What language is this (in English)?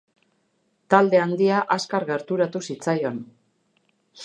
Basque